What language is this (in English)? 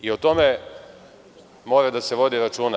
Serbian